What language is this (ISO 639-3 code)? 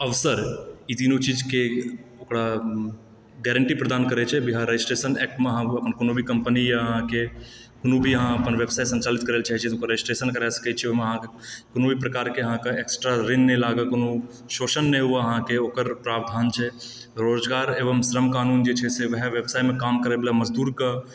mai